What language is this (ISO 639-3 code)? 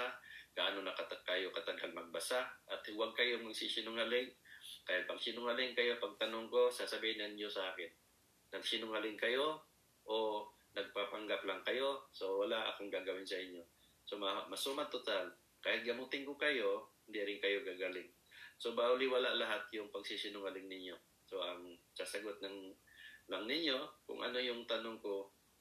fil